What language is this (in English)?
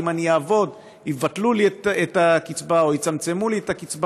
Hebrew